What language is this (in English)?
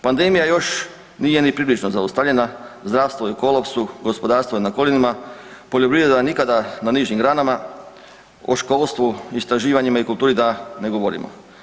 Croatian